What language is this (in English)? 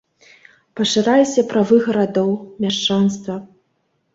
Belarusian